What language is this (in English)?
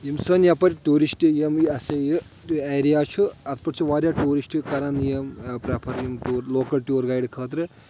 Kashmiri